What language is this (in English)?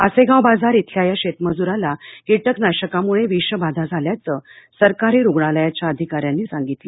Marathi